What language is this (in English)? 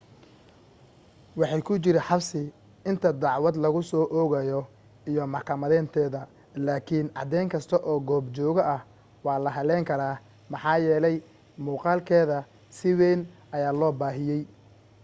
Somali